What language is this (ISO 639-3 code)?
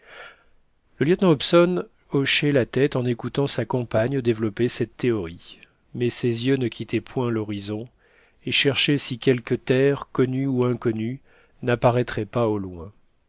fra